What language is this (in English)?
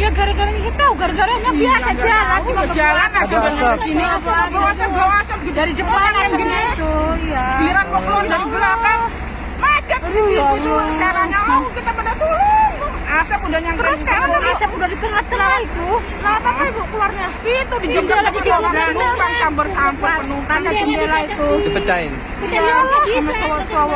Indonesian